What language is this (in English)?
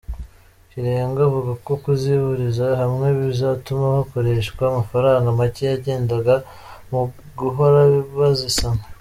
Kinyarwanda